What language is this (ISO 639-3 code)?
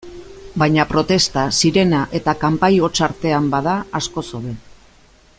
eus